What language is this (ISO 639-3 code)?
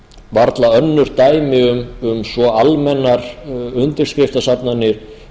isl